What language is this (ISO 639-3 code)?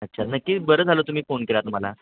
mar